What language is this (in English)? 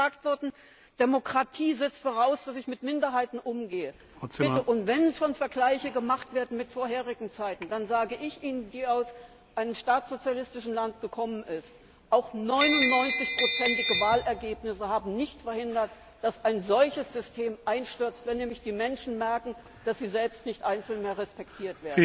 German